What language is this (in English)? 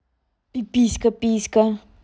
Russian